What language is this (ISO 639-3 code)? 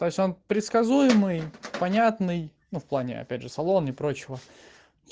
rus